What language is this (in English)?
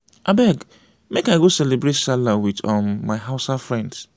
Nigerian Pidgin